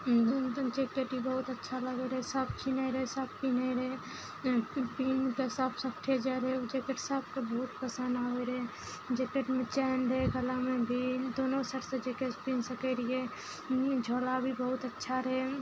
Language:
Maithili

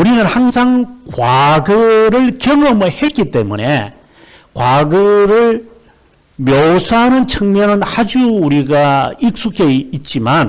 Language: Korean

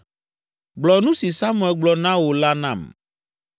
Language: Ewe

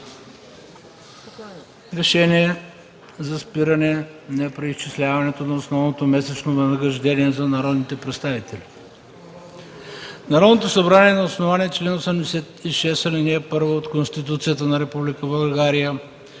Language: Bulgarian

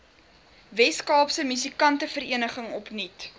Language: Afrikaans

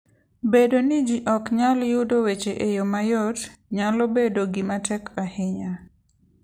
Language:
Luo (Kenya and Tanzania)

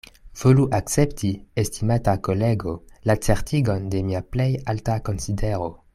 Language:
Esperanto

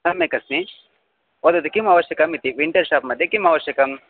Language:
Sanskrit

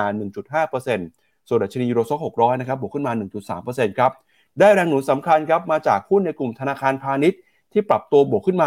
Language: Thai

